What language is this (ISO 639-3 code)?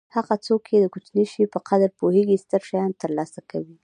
pus